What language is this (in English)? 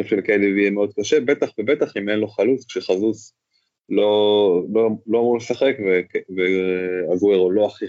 Hebrew